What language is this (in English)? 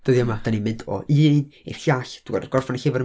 Welsh